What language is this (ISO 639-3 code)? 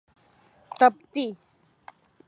urd